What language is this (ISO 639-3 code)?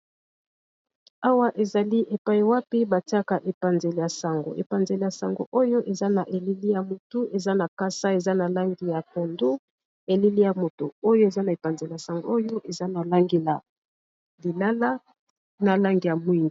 lin